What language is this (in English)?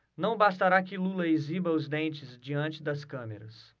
Portuguese